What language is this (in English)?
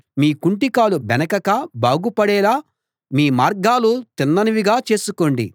Telugu